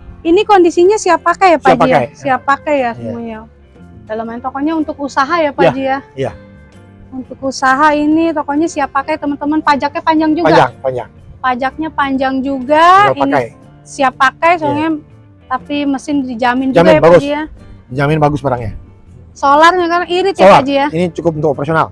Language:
Indonesian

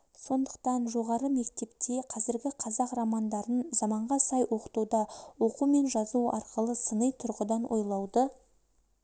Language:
Kazakh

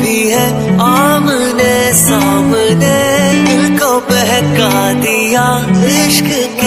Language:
Arabic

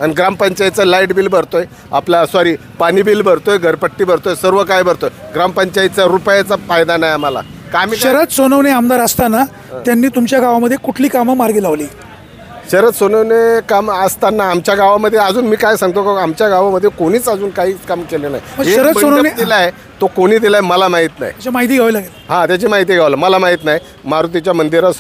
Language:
Marathi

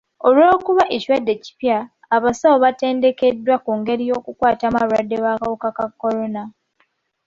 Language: Ganda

